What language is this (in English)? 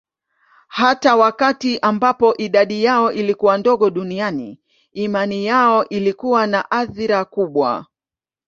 Swahili